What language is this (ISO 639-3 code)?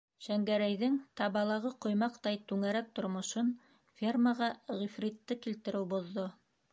bak